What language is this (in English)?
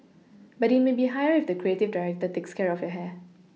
English